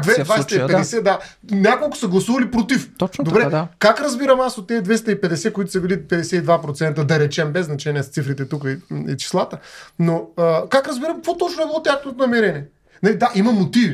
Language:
Bulgarian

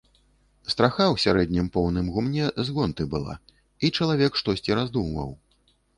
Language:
Belarusian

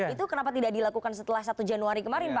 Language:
Indonesian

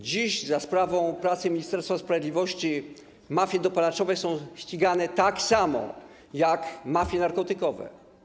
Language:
Polish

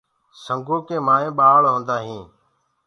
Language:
Gurgula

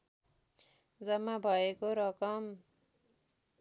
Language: Nepali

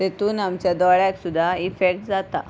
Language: Konkani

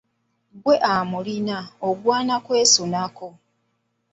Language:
Ganda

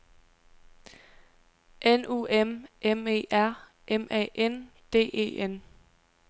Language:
Danish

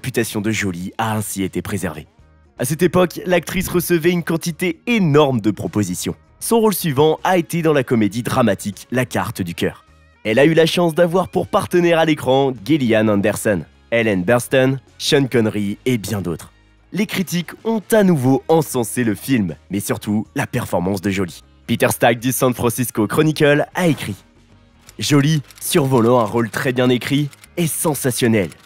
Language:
French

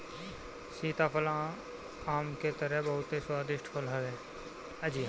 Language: Bhojpuri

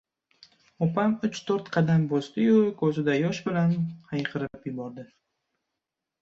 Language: Uzbek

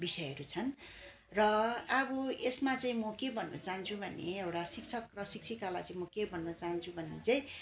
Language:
Nepali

